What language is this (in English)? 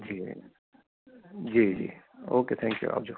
Gujarati